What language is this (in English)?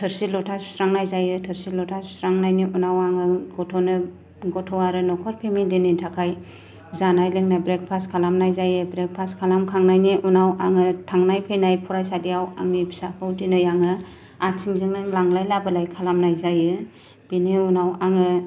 Bodo